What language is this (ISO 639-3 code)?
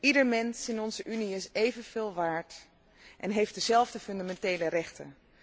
nld